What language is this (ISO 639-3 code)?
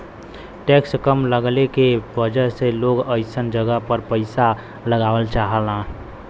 bho